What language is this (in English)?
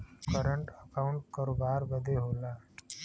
Bhojpuri